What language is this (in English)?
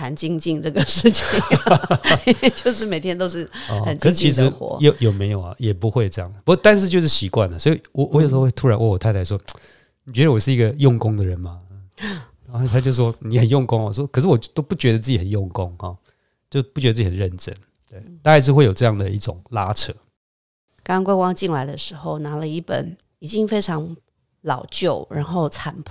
Chinese